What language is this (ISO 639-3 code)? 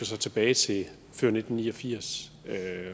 dan